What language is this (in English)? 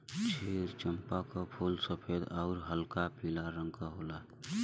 Bhojpuri